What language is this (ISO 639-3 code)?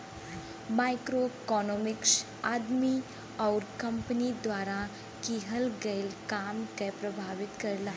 bho